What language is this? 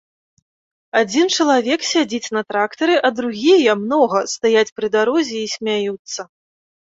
Belarusian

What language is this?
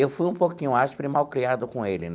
Portuguese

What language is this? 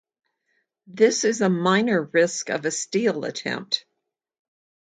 English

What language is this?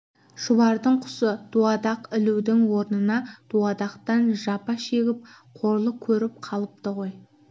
Kazakh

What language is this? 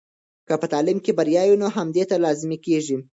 Pashto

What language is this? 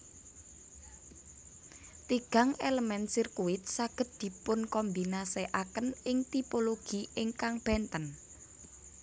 Javanese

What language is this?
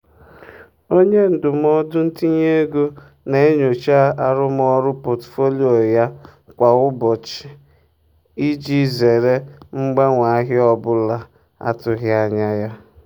Igbo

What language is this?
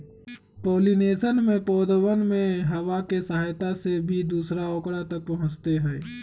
Magahi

